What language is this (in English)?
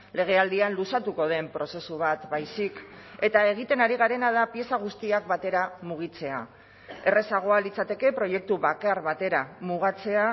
Basque